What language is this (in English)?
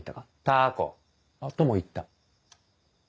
Japanese